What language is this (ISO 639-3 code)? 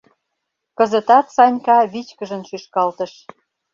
chm